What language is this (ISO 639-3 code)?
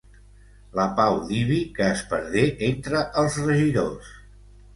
cat